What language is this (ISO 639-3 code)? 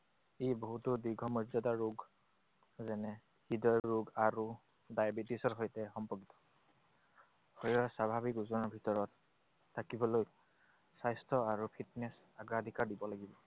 asm